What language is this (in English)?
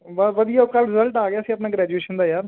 Punjabi